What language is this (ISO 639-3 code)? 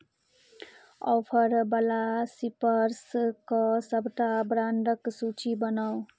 mai